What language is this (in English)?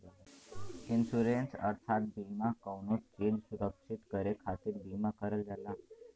Bhojpuri